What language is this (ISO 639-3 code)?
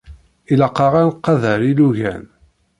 kab